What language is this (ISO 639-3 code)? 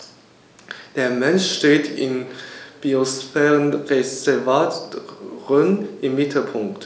deu